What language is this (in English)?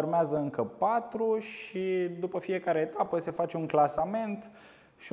Romanian